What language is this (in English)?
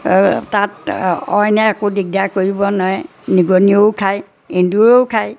Assamese